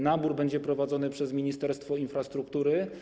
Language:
Polish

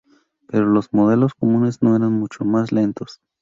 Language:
Spanish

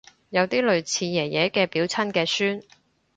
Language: Cantonese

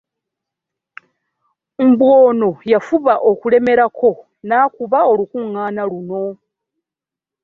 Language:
Ganda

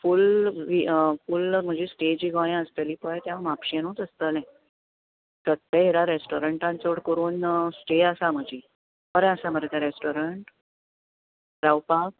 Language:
Konkani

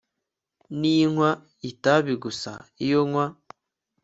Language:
Kinyarwanda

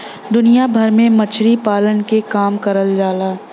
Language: Bhojpuri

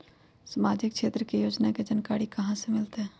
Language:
Magahi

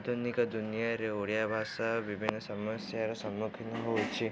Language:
Odia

